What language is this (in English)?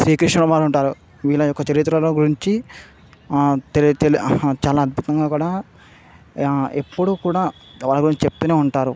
Telugu